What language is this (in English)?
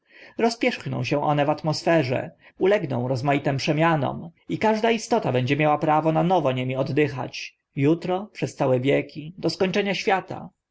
Polish